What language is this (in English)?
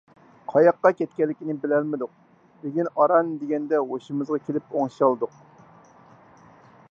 Uyghur